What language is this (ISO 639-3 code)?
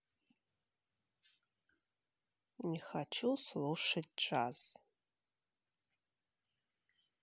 rus